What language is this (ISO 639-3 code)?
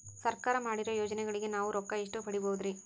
kan